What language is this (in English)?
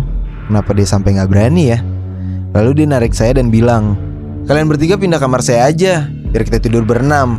Indonesian